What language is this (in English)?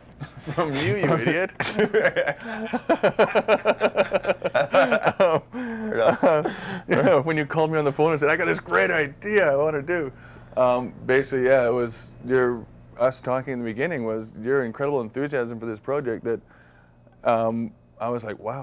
English